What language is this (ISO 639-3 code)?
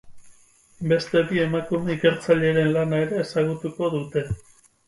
eus